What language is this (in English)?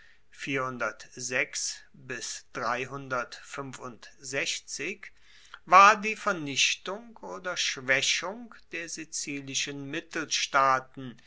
German